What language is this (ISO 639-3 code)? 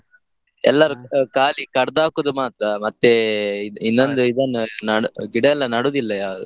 kan